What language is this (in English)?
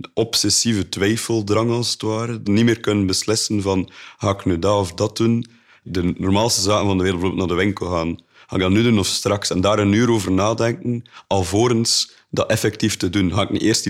Dutch